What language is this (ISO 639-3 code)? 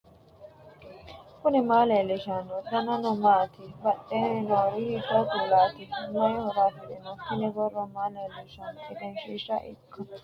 sid